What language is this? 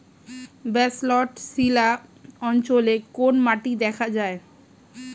Bangla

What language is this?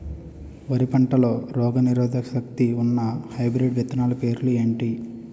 Telugu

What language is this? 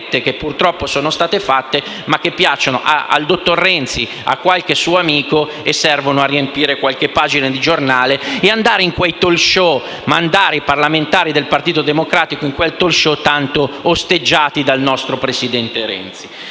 Italian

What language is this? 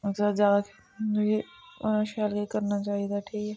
Dogri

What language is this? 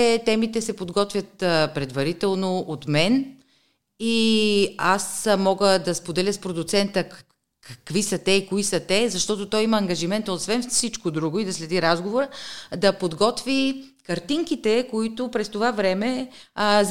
Bulgarian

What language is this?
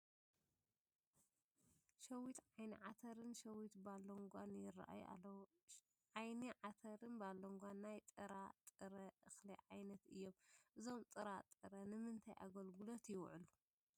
Tigrinya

